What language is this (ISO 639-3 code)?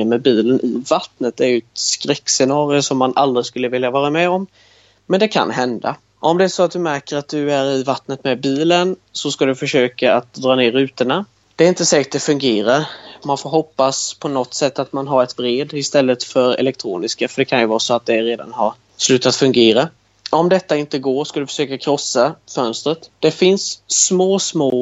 swe